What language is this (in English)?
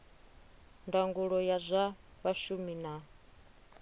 Venda